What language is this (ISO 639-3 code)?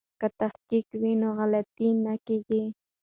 pus